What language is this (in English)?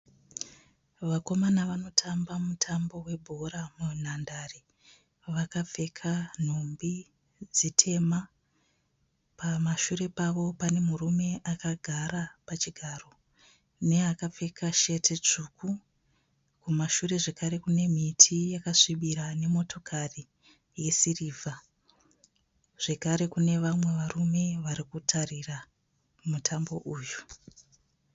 Shona